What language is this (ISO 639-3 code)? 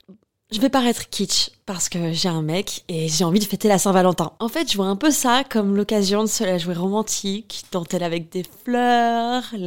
fra